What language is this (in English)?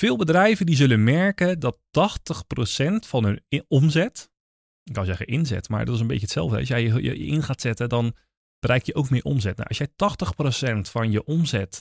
Dutch